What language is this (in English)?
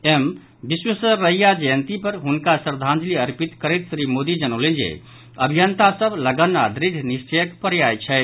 Maithili